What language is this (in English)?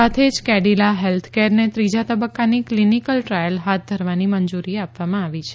Gujarati